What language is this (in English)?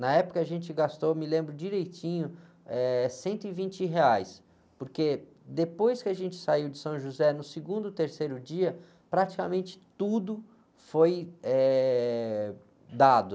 Portuguese